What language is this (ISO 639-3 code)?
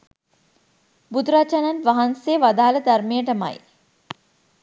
sin